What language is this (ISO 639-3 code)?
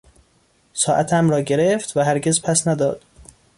fas